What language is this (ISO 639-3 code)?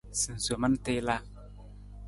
nmz